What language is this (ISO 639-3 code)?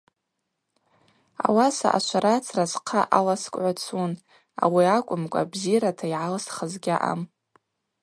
abq